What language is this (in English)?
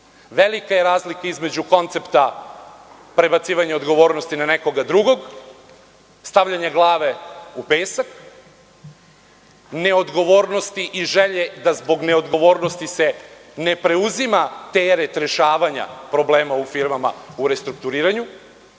Serbian